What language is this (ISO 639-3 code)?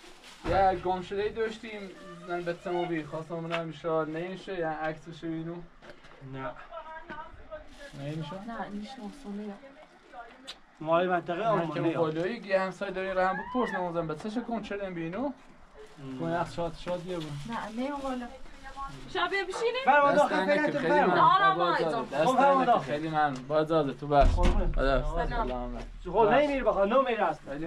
fas